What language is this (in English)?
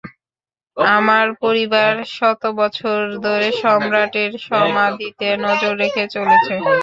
Bangla